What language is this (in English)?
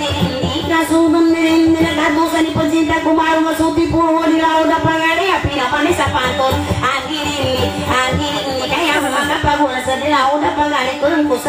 Thai